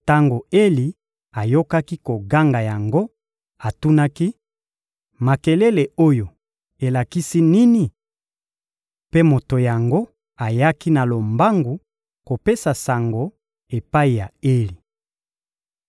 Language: Lingala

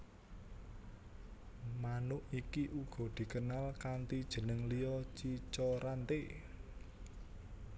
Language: Javanese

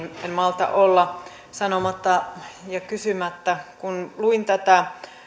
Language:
Finnish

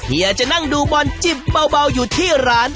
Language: Thai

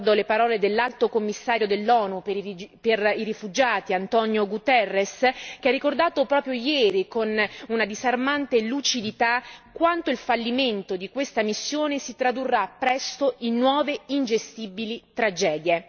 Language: Italian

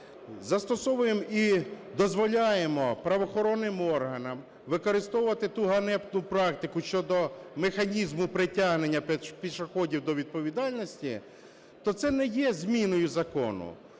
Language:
Ukrainian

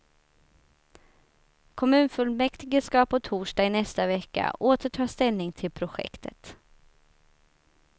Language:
Swedish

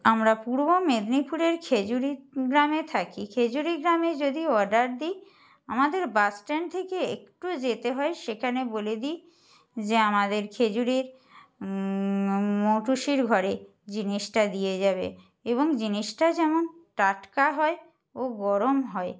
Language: Bangla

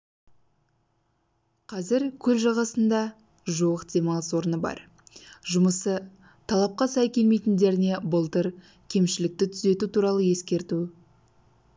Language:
Kazakh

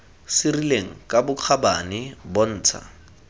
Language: Tswana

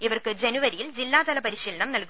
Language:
Malayalam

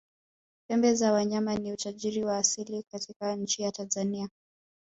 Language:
Swahili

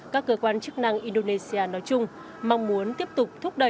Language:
Vietnamese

